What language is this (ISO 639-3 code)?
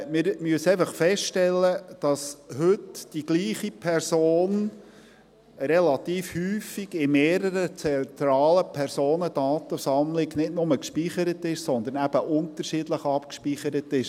gsw